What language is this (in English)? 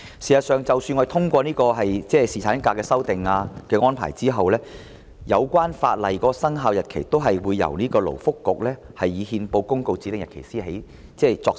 Cantonese